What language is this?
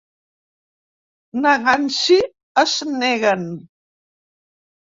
Catalan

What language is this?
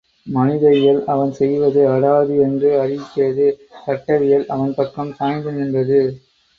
Tamil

